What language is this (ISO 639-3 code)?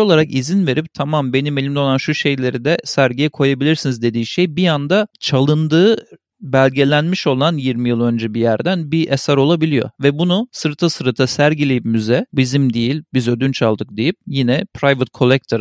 tur